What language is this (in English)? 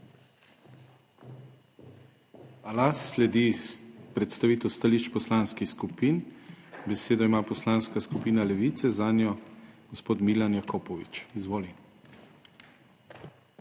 Slovenian